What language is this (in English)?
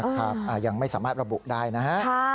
Thai